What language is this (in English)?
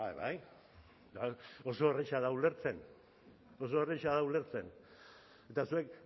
Basque